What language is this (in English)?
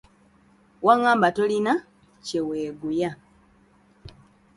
Ganda